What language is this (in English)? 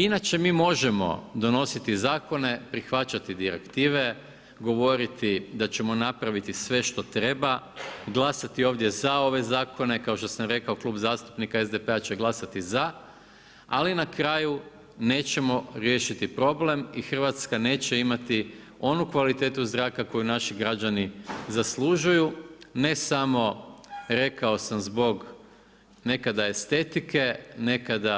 Croatian